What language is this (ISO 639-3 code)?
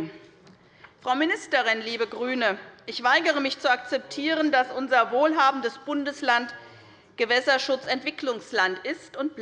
deu